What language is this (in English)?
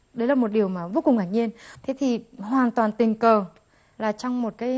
Vietnamese